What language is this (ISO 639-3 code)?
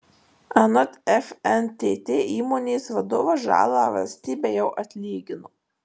lit